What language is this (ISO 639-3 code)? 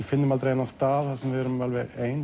isl